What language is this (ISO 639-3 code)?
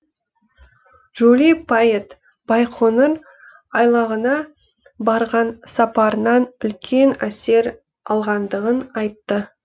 kaz